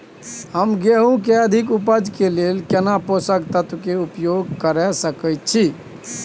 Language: Maithili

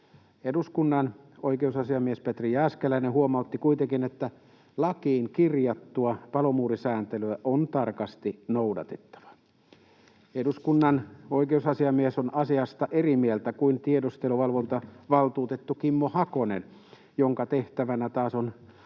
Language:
Finnish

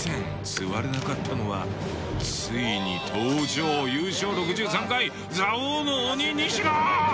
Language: Japanese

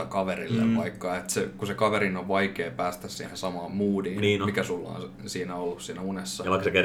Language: Finnish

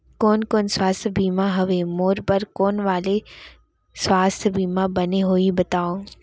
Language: Chhattisgarhi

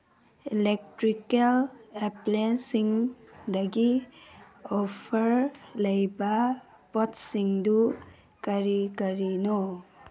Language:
Manipuri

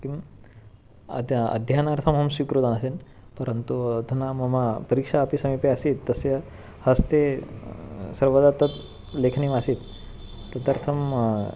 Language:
Sanskrit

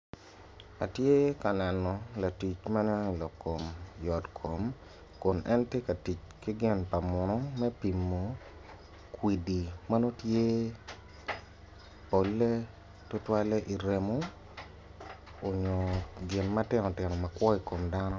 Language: Acoli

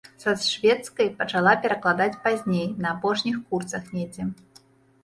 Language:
Belarusian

